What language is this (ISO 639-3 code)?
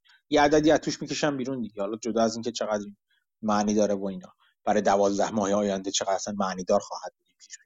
fas